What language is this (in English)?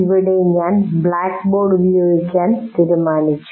Malayalam